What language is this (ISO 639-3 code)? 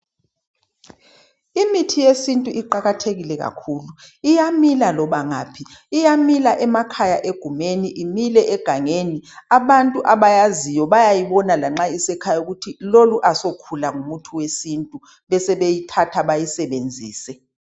nde